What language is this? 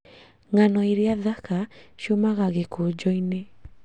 Kikuyu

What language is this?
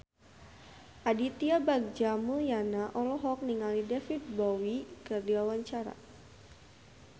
Sundanese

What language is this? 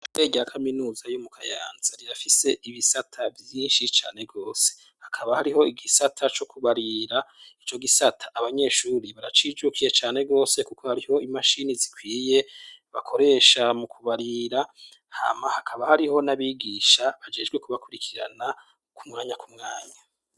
Rundi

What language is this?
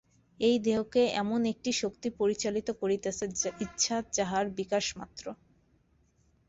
Bangla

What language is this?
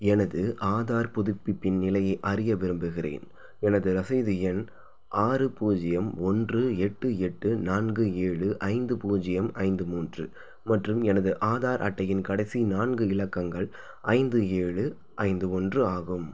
Tamil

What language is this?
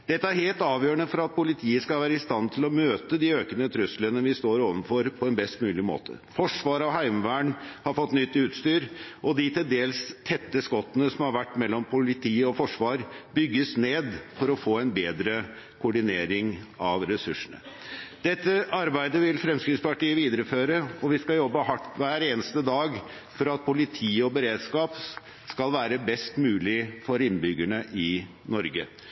Norwegian Bokmål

